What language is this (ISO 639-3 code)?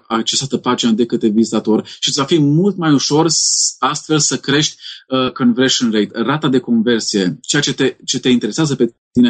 ron